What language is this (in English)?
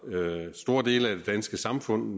Danish